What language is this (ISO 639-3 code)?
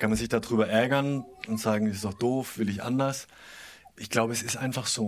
deu